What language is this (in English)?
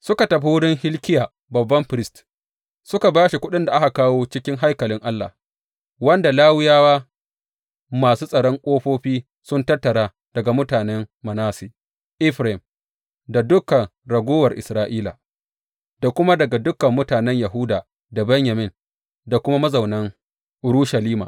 Hausa